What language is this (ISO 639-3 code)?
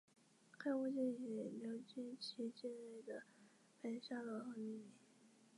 zho